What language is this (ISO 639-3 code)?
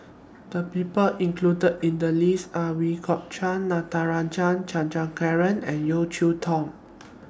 eng